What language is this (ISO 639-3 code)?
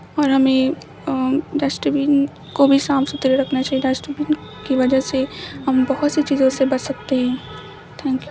urd